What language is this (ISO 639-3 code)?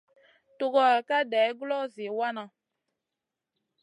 mcn